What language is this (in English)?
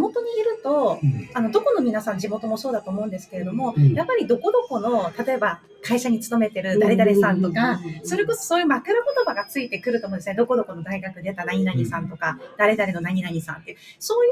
Japanese